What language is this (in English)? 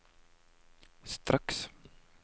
Norwegian